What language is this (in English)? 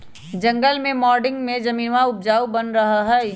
Magahi